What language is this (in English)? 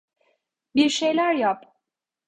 Turkish